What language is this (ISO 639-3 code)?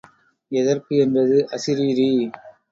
tam